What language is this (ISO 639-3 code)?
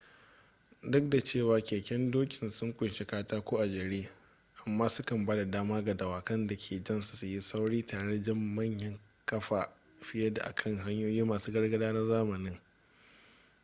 hau